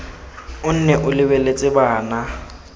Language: Tswana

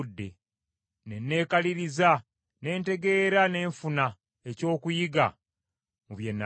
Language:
Ganda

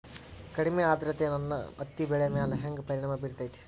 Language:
Kannada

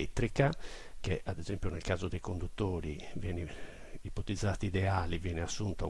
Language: Italian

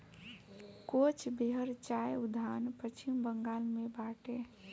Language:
Bhojpuri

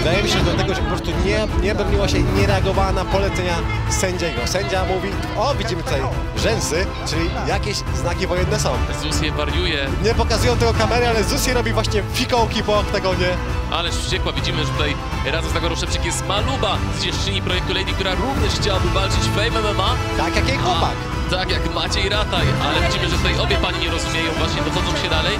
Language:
Polish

